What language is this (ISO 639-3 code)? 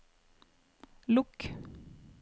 nor